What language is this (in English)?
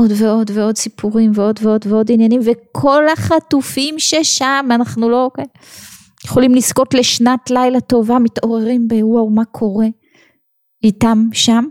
Hebrew